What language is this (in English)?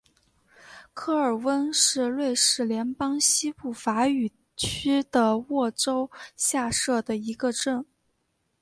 Chinese